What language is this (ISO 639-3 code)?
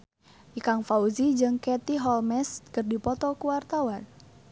sun